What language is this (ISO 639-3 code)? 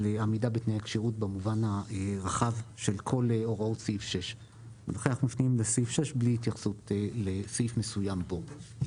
heb